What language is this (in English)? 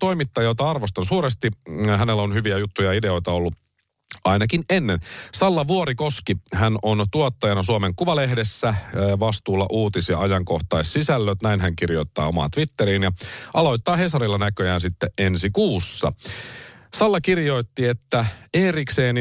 Finnish